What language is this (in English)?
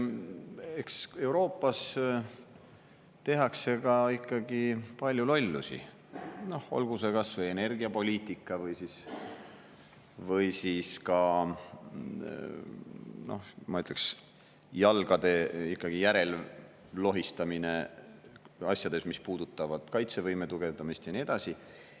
Estonian